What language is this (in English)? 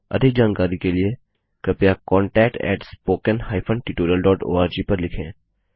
Hindi